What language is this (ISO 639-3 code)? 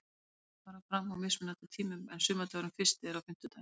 isl